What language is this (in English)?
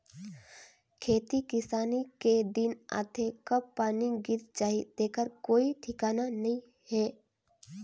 Chhattisgarhi